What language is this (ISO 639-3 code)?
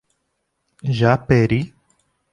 por